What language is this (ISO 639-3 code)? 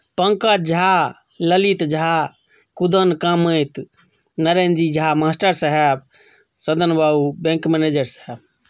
mai